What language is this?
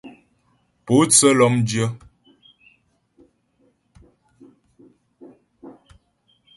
Ghomala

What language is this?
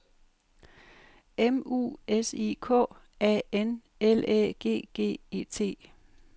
Danish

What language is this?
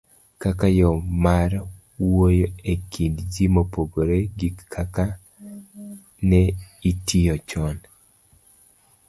Luo (Kenya and Tanzania)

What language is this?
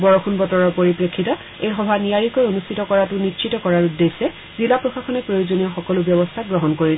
Assamese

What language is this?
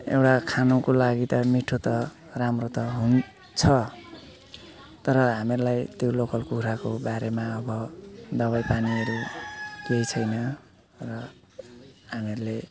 Nepali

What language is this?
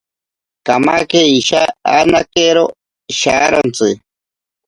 Ashéninka Perené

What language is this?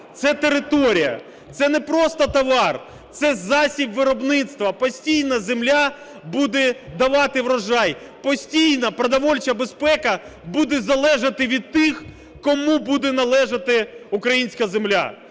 Ukrainian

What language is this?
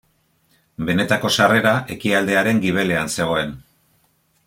Basque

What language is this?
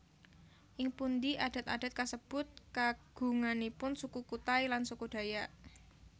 Javanese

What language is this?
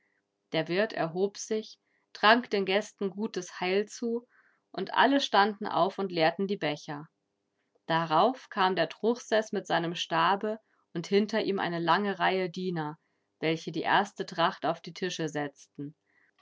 German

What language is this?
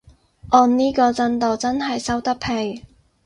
Cantonese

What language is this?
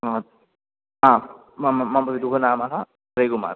Sanskrit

